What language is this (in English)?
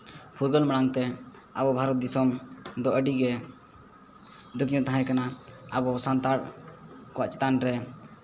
Santali